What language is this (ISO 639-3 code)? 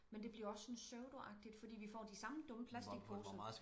dan